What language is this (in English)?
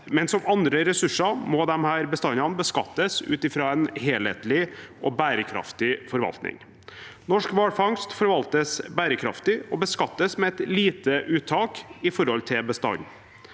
Norwegian